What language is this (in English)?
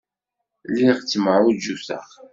Kabyle